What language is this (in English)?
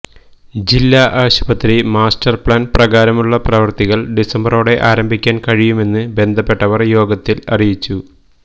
Malayalam